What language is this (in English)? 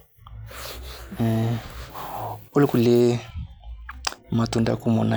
Masai